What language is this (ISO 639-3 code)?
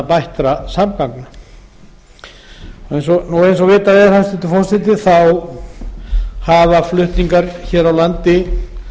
isl